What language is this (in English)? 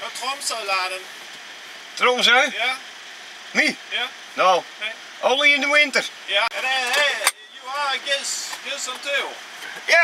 Dutch